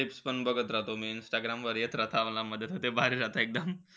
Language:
Marathi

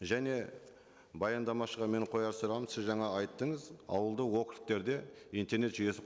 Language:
Kazakh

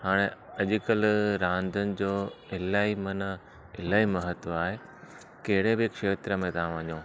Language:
Sindhi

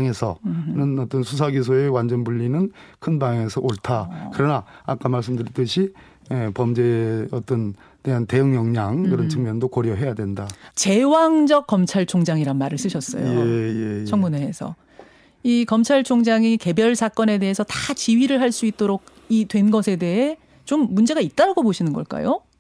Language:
Korean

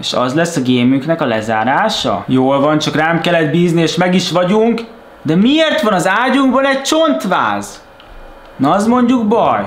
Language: Hungarian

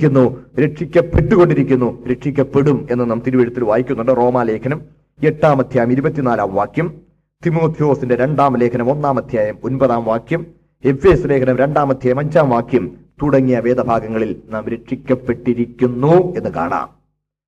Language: Malayalam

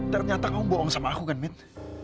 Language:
Indonesian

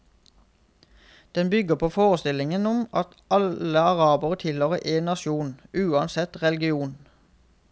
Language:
Norwegian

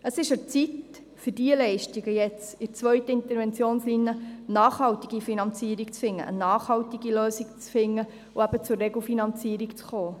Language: Swiss German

